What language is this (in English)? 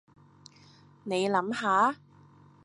Cantonese